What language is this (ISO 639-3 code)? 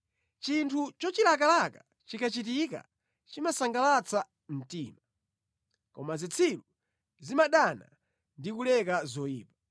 nya